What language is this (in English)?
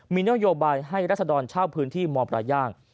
Thai